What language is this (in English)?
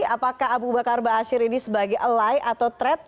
Indonesian